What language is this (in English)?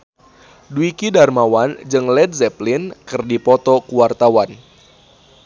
Sundanese